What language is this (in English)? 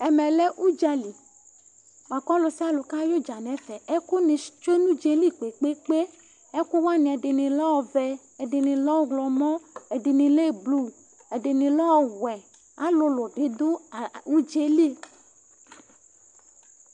Ikposo